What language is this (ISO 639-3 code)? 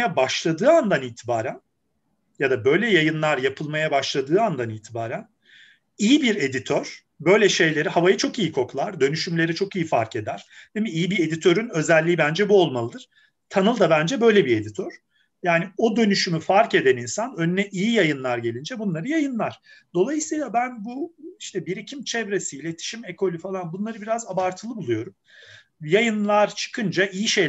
tur